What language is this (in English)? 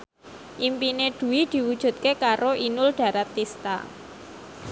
Javanese